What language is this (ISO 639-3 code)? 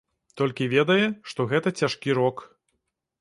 bel